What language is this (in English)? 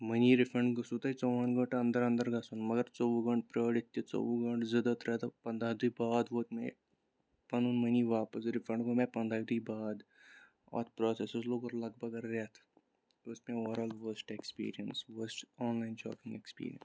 Kashmiri